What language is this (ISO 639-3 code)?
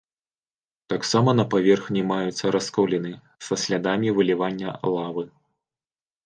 bel